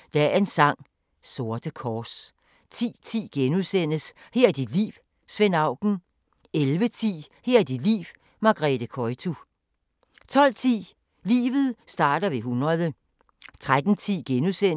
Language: Danish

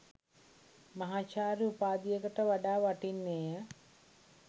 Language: Sinhala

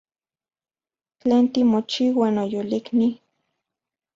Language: Central Puebla Nahuatl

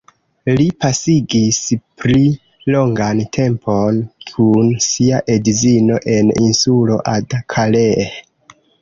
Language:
Esperanto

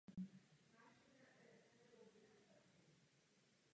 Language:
Czech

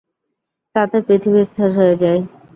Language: Bangla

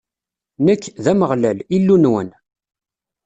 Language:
Kabyle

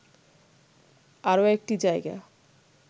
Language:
Bangla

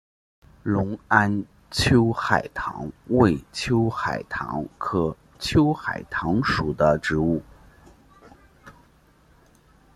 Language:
Chinese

